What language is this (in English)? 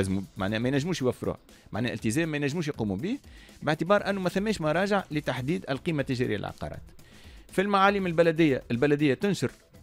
Arabic